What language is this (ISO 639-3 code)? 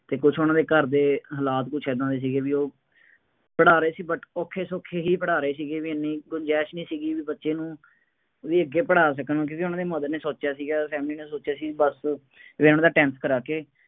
pan